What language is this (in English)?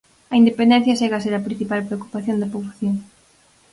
Galician